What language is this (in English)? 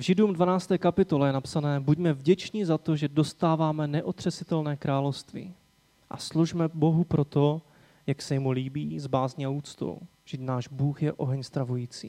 Czech